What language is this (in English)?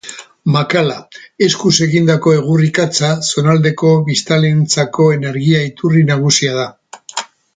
Basque